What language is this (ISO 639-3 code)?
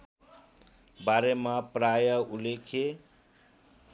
nep